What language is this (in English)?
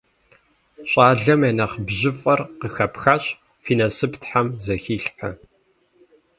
Kabardian